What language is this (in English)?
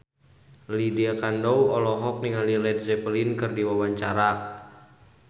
Sundanese